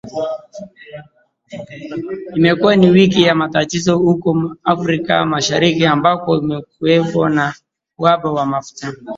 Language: Swahili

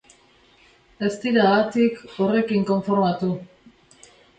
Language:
Basque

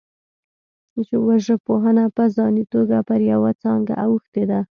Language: Pashto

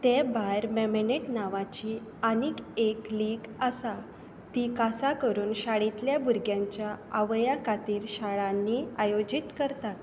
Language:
Konkani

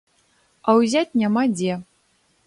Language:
Belarusian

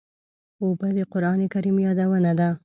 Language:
Pashto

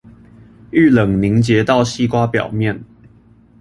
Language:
Chinese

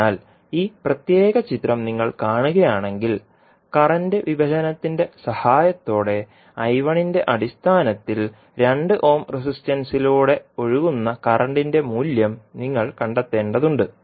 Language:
Malayalam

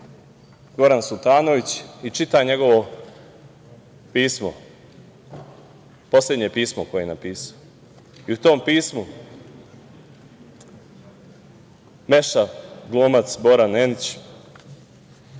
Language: Serbian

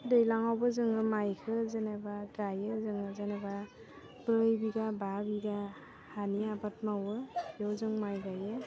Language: Bodo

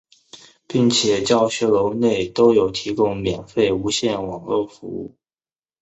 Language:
Chinese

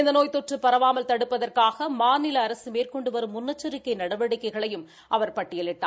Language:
Tamil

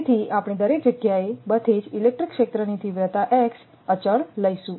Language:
Gujarati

